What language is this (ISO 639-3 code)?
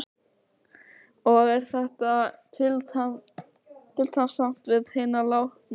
isl